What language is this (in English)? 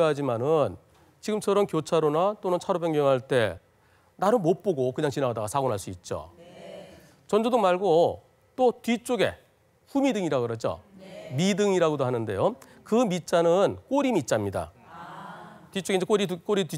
Korean